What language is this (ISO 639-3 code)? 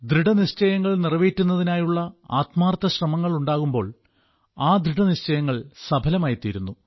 mal